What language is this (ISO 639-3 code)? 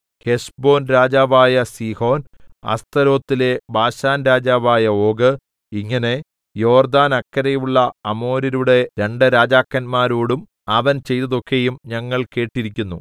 mal